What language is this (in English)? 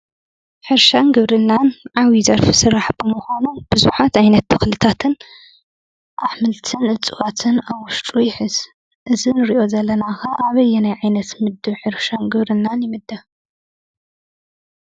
Tigrinya